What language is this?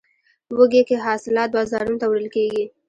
Pashto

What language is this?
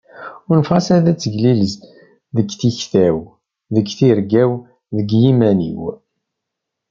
Kabyle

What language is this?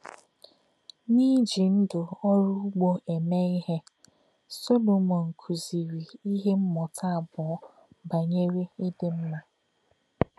Igbo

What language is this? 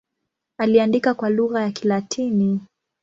Swahili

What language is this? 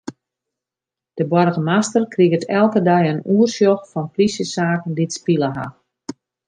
Western Frisian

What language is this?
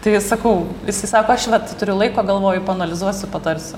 Lithuanian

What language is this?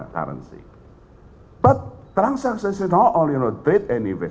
Indonesian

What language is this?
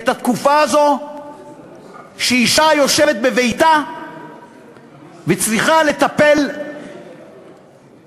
Hebrew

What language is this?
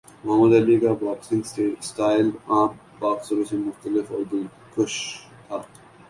Urdu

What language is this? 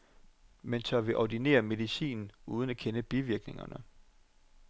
Danish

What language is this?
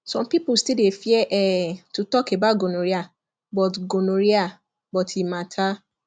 Nigerian Pidgin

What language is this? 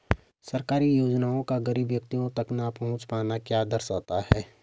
Hindi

